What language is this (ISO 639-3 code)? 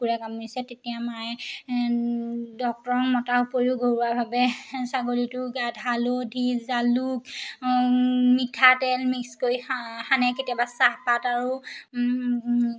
asm